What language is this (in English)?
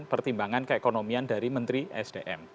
Indonesian